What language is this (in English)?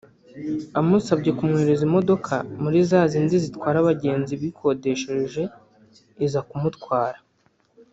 Kinyarwanda